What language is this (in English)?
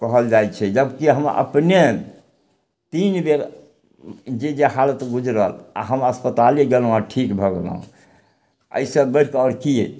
Maithili